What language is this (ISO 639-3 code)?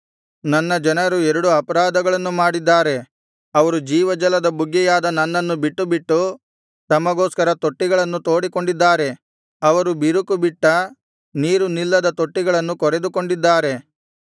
kan